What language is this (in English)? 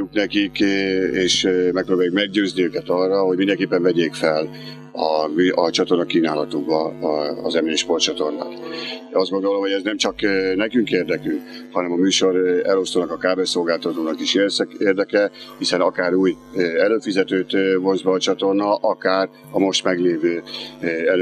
Hungarian